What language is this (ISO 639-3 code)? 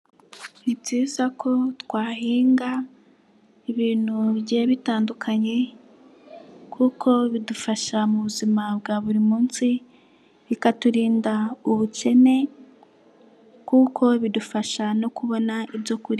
kin